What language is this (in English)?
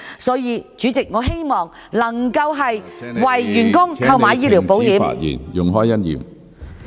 Cantonese